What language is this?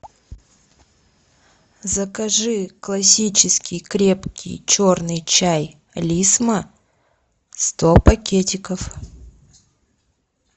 Russian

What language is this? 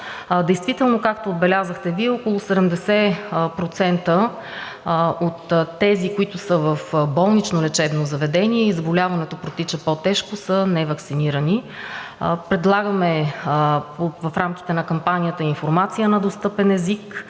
Bulgarian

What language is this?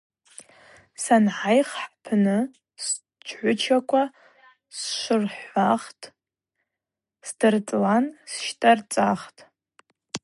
Abaza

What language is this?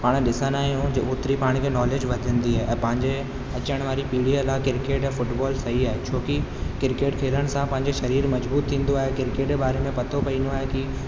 Sindhi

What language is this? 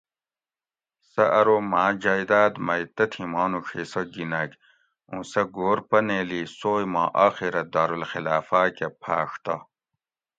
Gawri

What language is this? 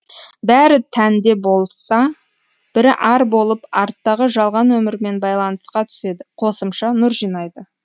Kazakh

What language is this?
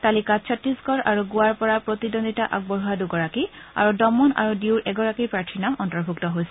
Assamese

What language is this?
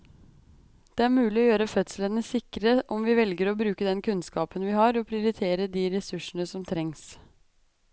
Norwegian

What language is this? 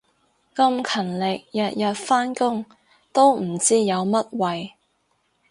Cantonese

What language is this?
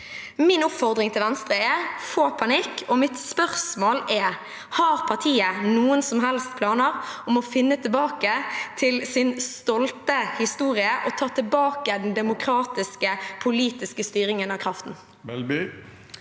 Norwegian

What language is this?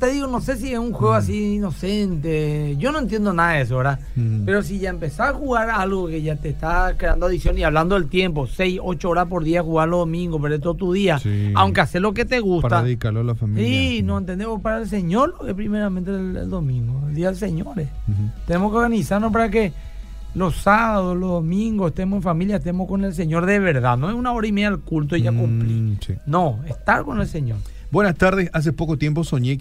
Spanish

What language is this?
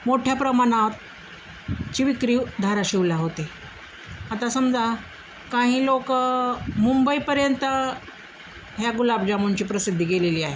Marathi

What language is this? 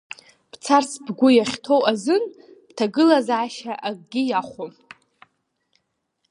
Abkhazian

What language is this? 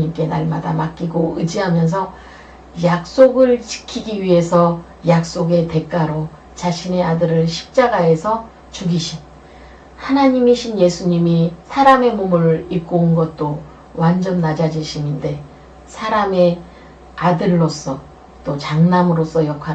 Korean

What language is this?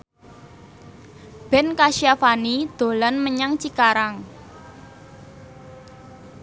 Javanese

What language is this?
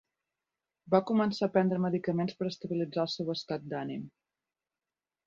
Catalan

